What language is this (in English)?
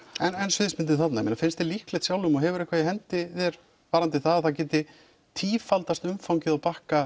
Icelandic